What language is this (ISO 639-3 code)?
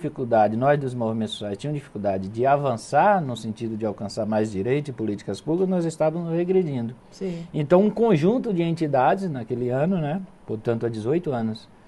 por